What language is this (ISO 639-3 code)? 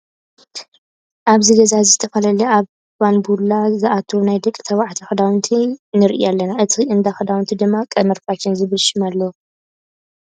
tir